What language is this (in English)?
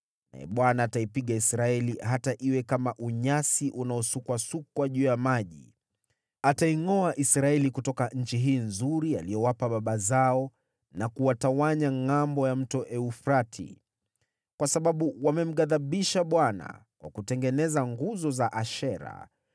Swahili